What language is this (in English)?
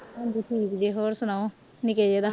Punjabi